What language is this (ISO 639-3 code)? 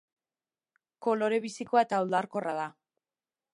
eus